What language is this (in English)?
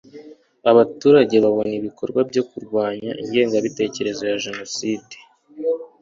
Kinyarwanda